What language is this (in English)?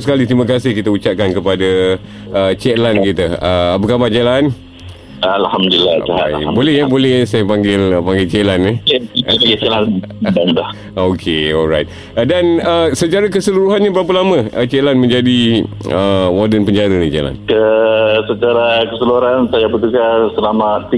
Malay